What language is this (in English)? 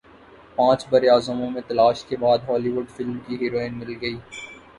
Urdu